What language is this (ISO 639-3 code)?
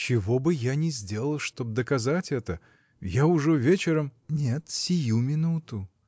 rus